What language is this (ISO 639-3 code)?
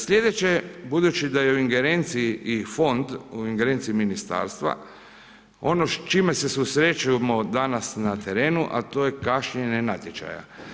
hrv